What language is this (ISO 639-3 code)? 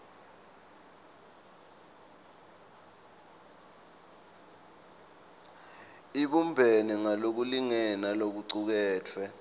ssw